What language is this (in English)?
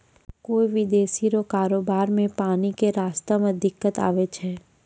Maithili